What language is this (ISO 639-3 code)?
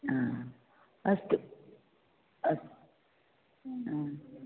san